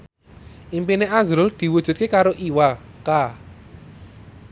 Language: Javanese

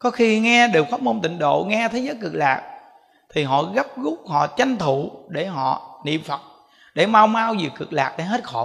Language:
Vietnamese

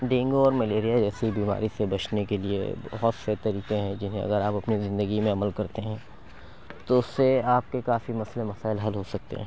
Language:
Urdu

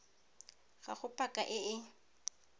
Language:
Tswana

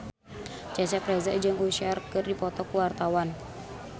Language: Sundanese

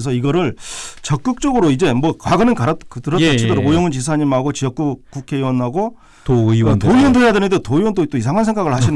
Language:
Korean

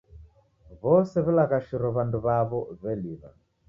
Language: Taita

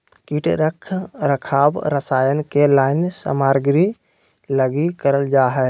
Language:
Magahi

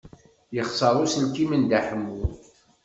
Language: Kabyle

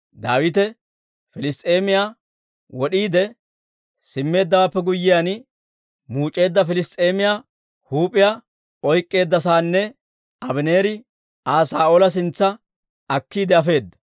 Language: Dawro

